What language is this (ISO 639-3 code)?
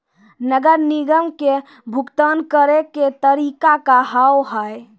mai